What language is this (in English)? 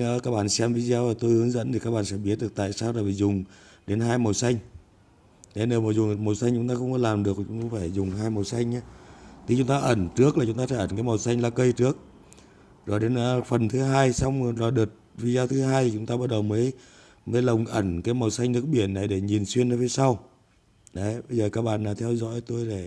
Vietnamese